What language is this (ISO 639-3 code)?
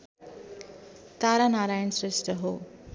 nep